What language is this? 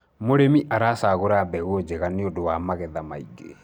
Kikuyu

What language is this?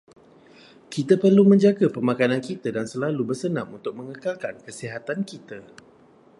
Malay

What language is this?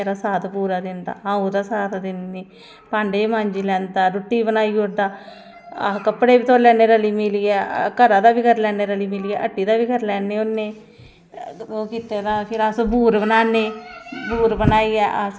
Dogri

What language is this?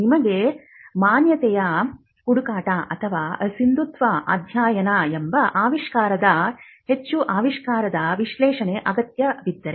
Kannada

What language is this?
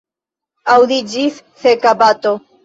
Esperanto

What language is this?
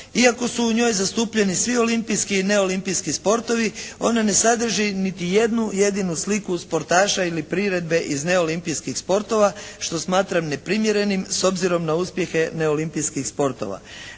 Croatian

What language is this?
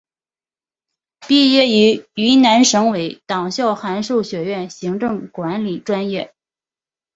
Chinese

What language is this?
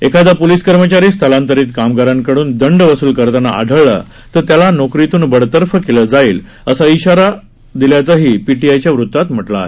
Marathi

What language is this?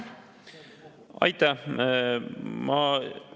Estonian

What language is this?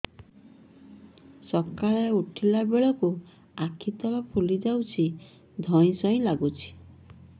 Odia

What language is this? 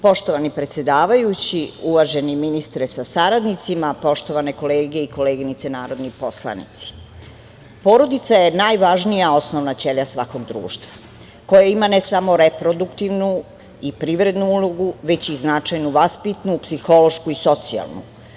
Serbian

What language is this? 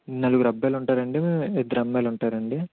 Telugu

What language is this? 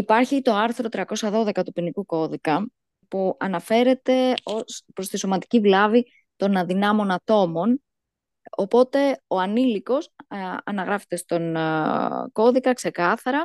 Greek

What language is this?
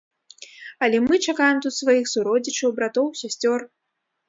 Belarusian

